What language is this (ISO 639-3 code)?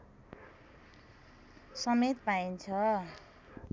nep